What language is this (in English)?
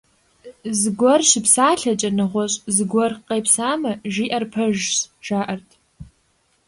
Kabardian